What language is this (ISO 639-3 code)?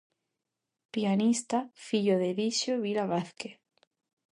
glg